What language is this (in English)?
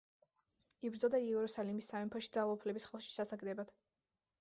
Georgian